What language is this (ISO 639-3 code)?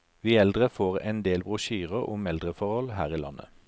nor